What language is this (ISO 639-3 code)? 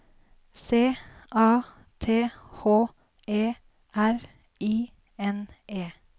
nor